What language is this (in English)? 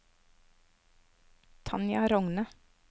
Norwegian